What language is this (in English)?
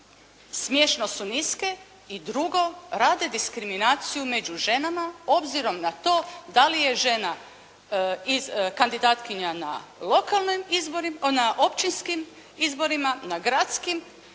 Croatian